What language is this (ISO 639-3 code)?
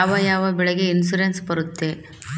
kan